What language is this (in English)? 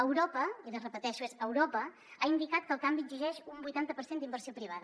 Catalan